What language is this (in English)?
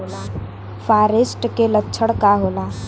Bhojpuri